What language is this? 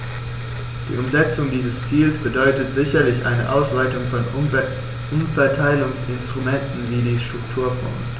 German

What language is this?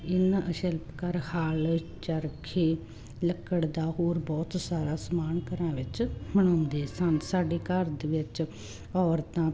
Punjabi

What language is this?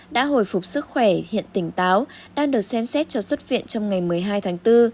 Vietnamese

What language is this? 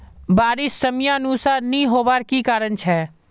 Magahi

